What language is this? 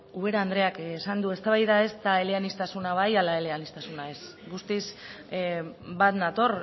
Basque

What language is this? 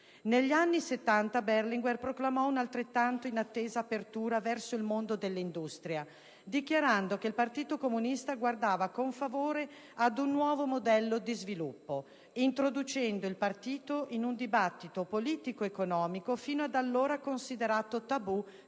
Italian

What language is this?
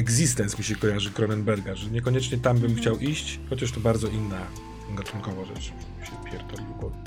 Polish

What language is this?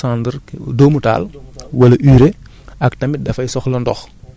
Wolof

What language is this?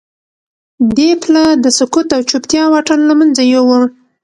Pashto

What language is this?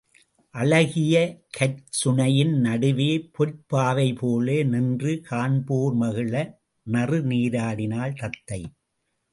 Tamil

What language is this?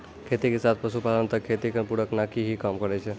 Maithili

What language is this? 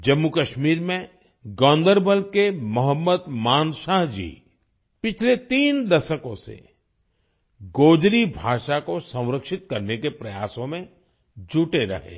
Hindi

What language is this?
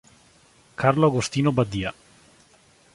Italian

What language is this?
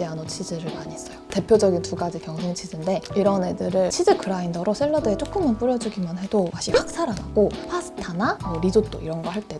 Korean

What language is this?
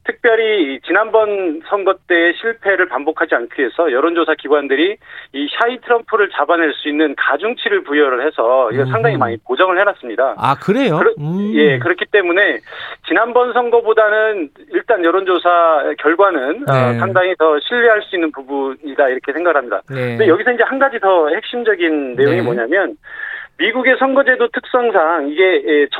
Korean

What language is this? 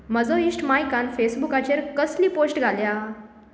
Konkani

